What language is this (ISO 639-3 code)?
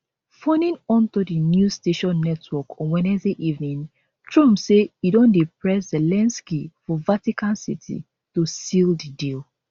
pcm